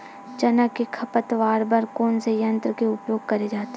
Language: Chhattisgarhi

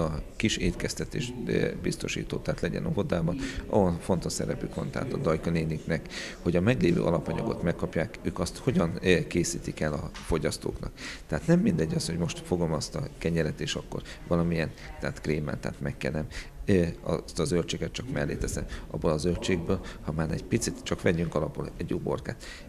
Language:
Hungarian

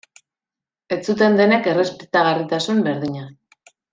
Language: Basque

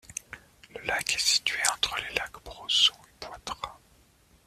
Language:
French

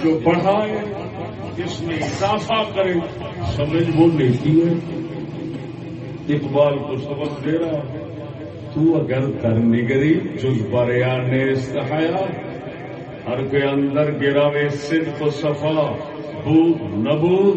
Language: Urdu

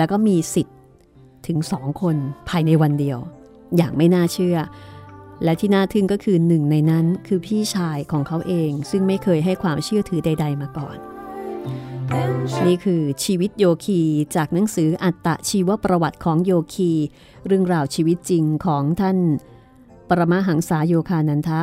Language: Thai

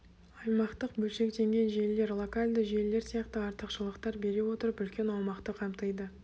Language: Kazakh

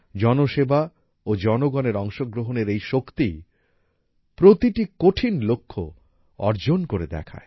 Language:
Bangla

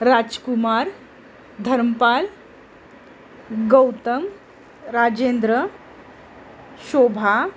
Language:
Marathi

